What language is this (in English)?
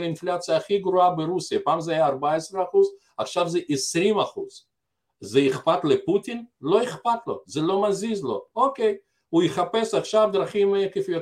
Hebrew